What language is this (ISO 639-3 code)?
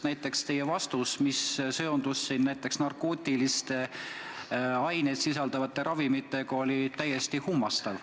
est